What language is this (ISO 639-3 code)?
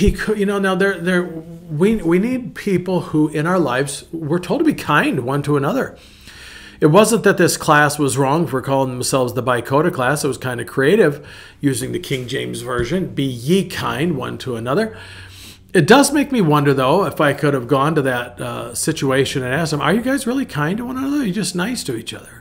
eng